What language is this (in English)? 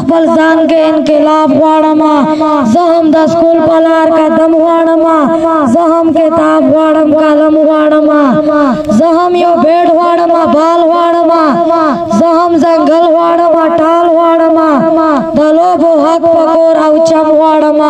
Hindi